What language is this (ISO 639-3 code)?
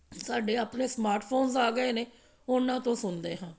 pan